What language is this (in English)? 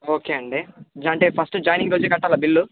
Telugu